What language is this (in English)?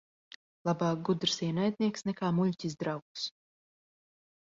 Latvian